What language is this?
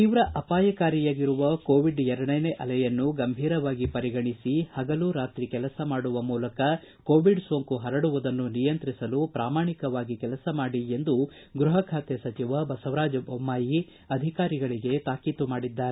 Kannada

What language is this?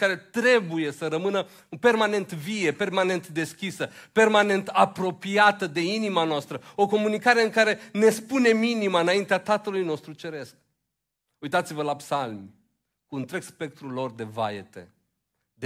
Romanian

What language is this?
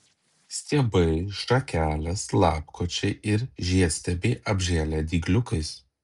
Lithuanian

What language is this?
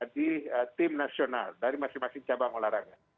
Indonesian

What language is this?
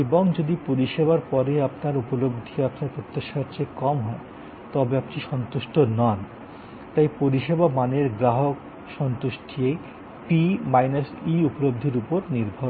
Bangla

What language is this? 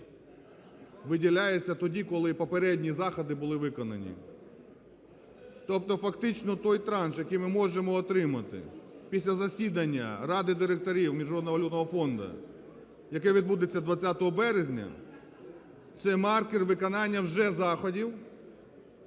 Ukrainian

